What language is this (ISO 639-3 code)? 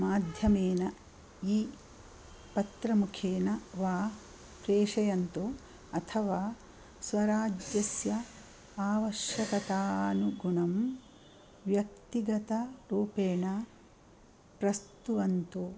san